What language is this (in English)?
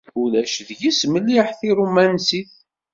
Kabyle